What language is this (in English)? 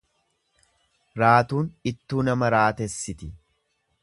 Oromo